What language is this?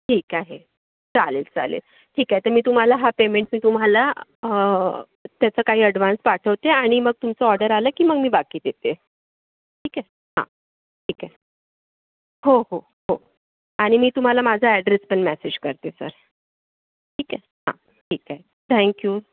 Marathi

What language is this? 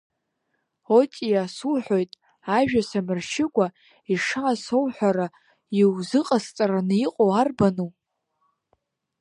Abkhazian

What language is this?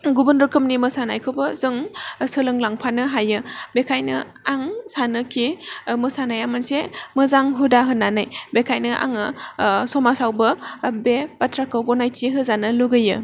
Bodo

